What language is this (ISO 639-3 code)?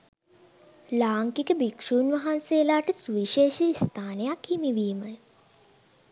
sin